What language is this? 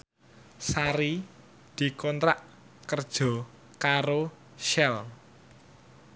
Javanese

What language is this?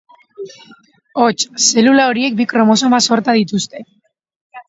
Basque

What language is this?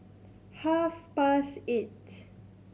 English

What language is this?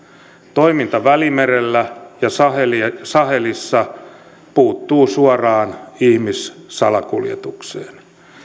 Finnish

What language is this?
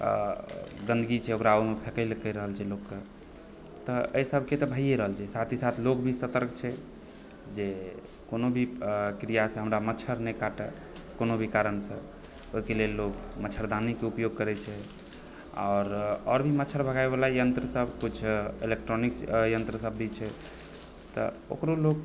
Maithili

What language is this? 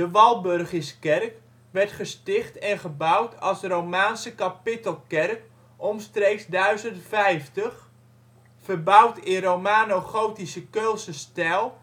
Dutch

